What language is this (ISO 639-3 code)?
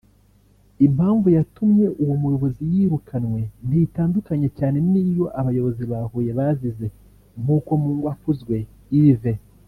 kin